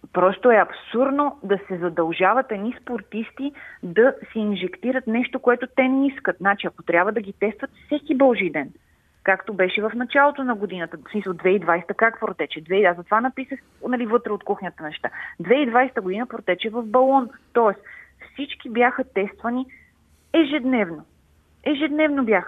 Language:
Bulgarian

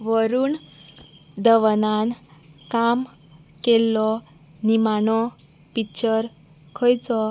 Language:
Konkani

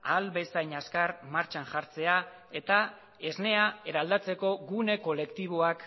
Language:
Basque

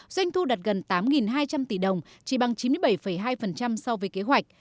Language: Vietnamese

